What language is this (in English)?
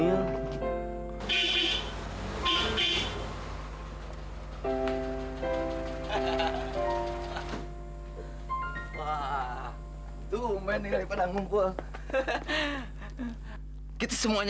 Indonesian